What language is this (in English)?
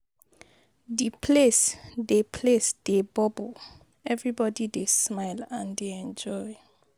Nigerian Pidgin